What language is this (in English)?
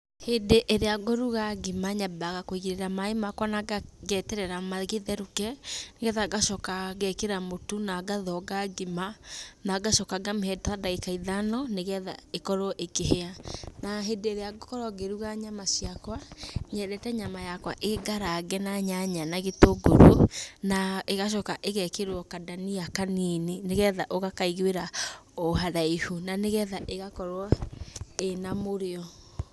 Kikuyu